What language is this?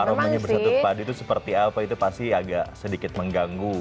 Indonesian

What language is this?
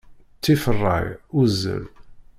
Kabyle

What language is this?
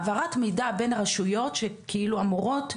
Hebrew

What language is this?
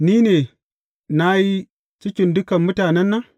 Hausa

